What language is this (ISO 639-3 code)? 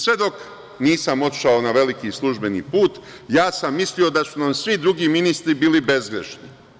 srp